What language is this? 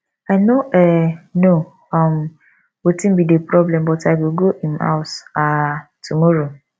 Nigerian Pidgin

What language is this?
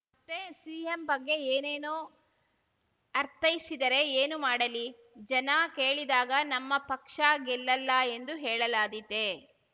Kannada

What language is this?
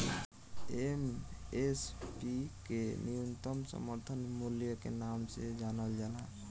Bhojpuri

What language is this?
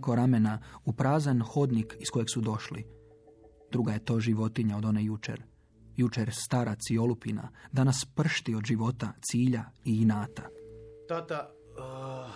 Croatian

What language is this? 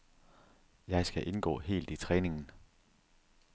Danish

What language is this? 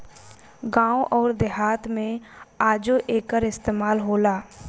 Bhojpuri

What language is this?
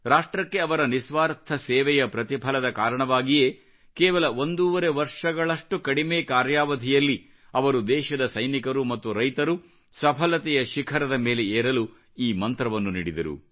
Kannada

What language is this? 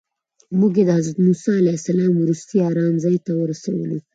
Pashto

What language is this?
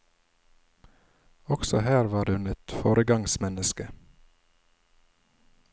Norwegian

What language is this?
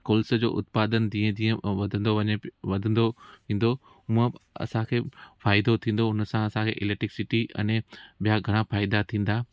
Sindhi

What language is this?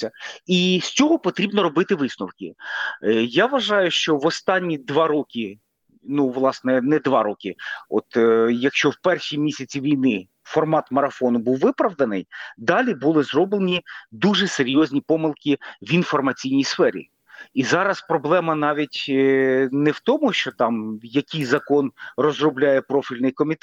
Ukrainian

